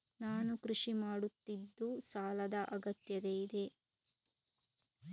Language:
Kannada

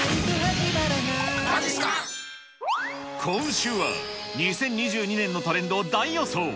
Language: Japanese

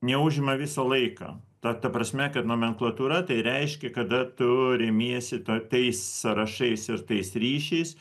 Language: Lithuanian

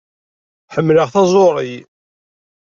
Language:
Kabyle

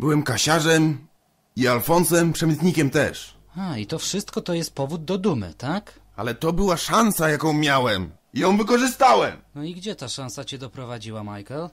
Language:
Polish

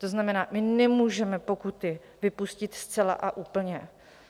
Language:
Czech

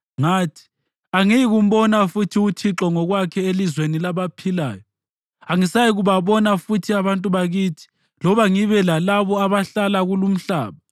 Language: North Ndebele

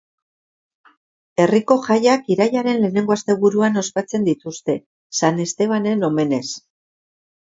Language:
Basque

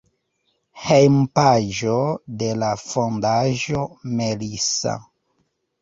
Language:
Esperanto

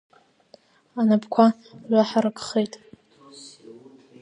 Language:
Abkhazian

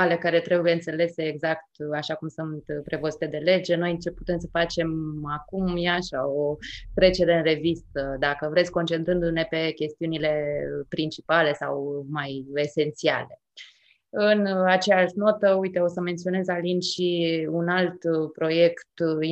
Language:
Romanian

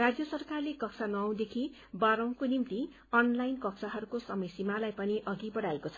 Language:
Nepali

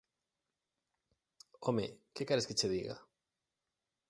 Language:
Galician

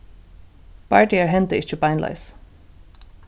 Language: Faroese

